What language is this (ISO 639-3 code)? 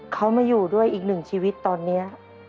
tha